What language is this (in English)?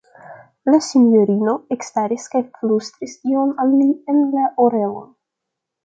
Esperanto